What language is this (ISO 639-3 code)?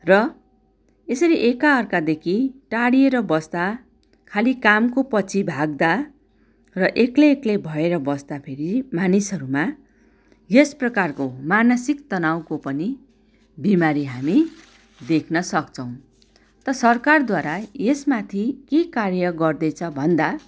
nep